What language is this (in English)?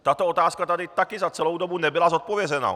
Czech